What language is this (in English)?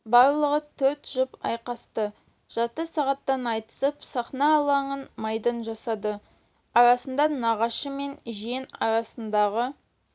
Kazakh